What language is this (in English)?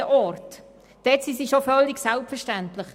Swiss German